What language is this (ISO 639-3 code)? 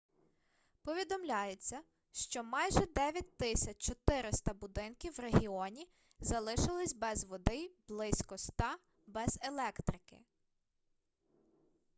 ukr